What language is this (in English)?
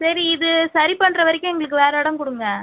Tamil